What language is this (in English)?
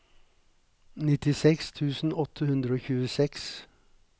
Norwegian